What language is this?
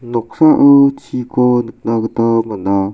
Garo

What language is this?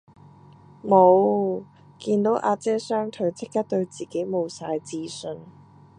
Cantonese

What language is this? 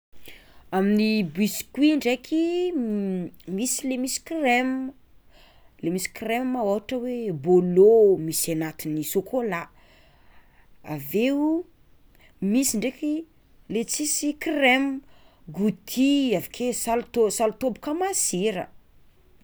Tsimihety Malagasy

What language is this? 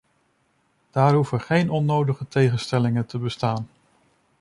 Dutch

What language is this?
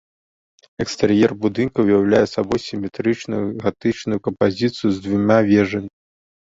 Belarusian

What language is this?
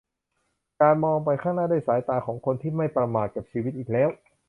Thai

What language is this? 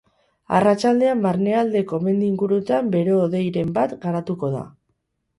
Basque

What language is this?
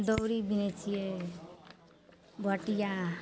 Maithili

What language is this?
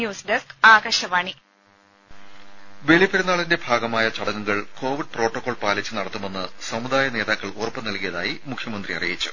Malayalam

